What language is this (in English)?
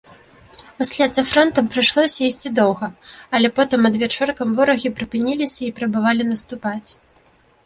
Belarusian